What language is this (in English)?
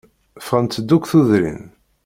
Kabyle